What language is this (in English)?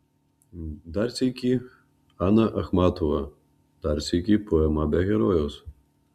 Lithuanian